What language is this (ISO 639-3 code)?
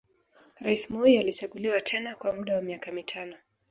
swa